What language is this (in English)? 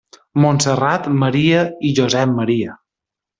Catalan